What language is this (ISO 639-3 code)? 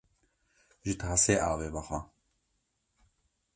kur